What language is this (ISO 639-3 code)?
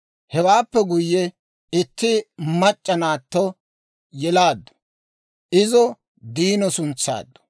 dwr